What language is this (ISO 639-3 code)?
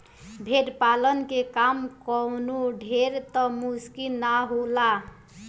bho